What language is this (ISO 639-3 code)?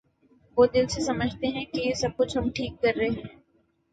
urd